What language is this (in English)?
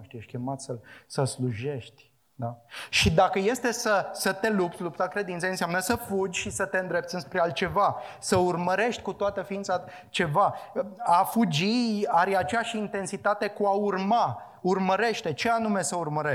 Romanian